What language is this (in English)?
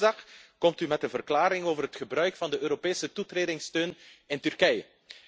Dutch